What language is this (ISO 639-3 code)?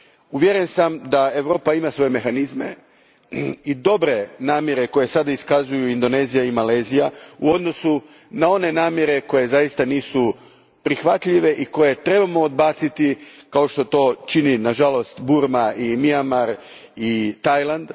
hrv